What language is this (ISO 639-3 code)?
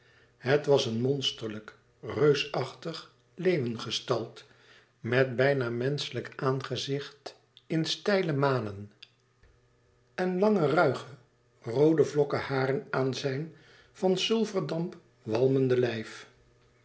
nld